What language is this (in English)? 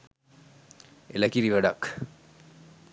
Sinhala